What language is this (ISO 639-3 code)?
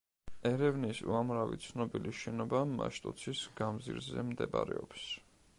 kat